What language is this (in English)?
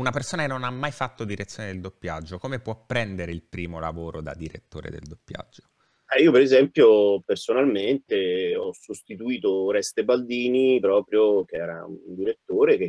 Italian